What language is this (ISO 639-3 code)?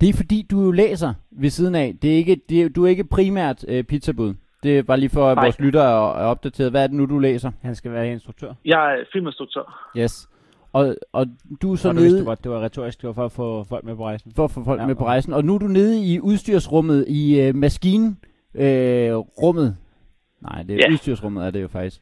dan